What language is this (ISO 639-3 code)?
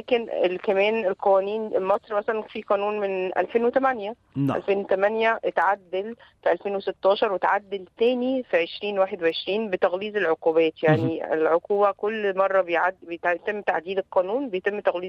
ara